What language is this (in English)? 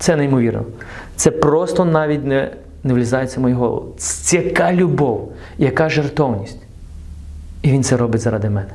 Ukrainian